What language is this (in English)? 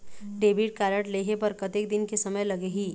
Chhattisgarhi